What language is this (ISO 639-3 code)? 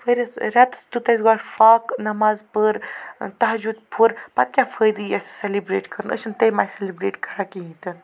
kas